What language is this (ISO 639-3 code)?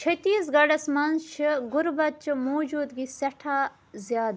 kas